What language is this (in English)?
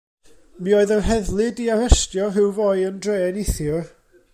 Welsh